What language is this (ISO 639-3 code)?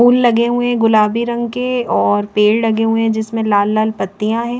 hin